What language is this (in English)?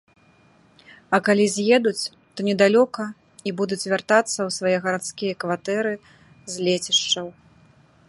Belarusian